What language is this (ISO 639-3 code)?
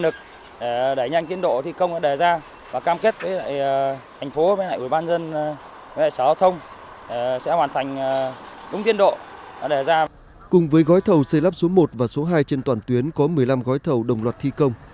vie